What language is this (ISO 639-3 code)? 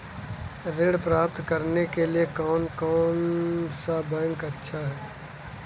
hin